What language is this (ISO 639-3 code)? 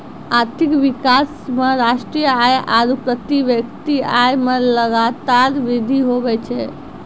mai